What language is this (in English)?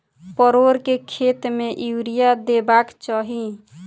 Maithili